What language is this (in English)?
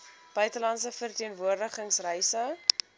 Afrikaans